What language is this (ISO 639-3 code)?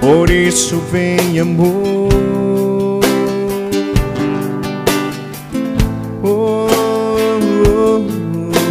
por